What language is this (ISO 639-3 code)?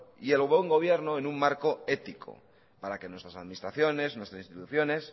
spa